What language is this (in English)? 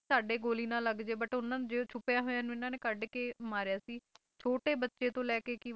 Punjabi